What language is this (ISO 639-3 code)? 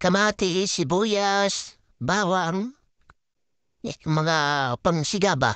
fil